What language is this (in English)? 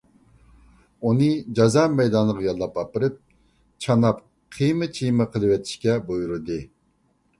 Uyghur